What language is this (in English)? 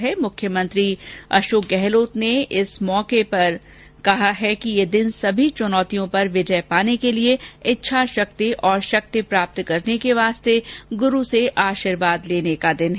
Hindi